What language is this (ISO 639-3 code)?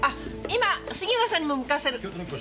jpn